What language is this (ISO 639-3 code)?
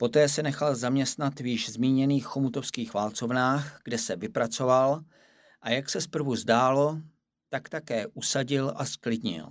ces